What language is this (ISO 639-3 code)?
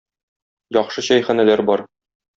tat